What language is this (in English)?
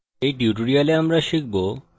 Bangla